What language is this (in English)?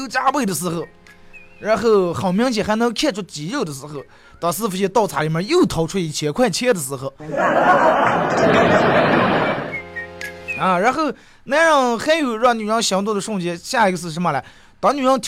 Chinese